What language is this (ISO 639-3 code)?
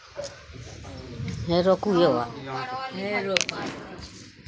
mai